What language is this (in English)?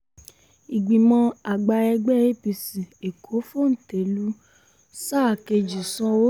Yoruba